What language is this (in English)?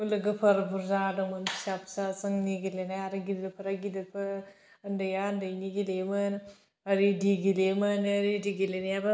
Bodo